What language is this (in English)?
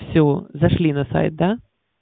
Russian